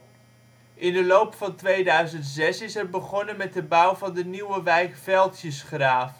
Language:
Dutch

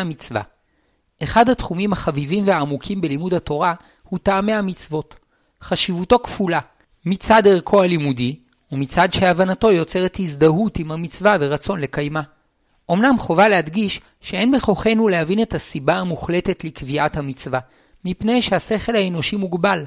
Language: Hebrew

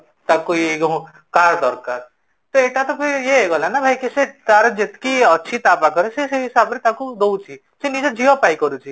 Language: Odia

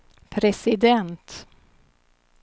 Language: Swedish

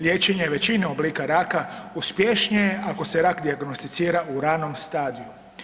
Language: Croatian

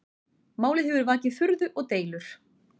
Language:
Icelandic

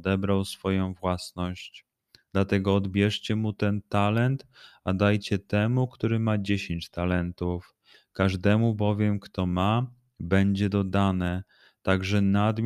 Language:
Polish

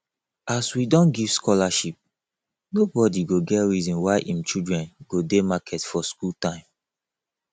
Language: Nigerian Pidgin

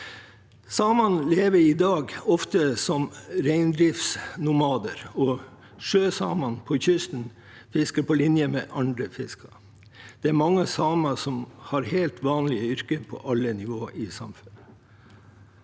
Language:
Norwegian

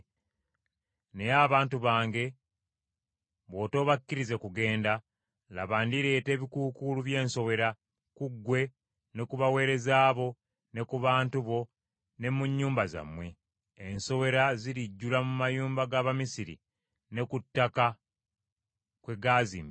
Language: Ganda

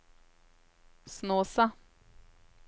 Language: Norwegian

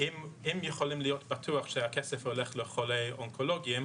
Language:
Hebrew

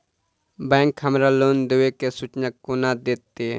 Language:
Maithili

